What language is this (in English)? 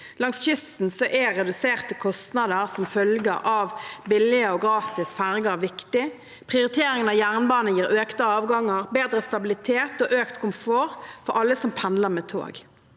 Norwegian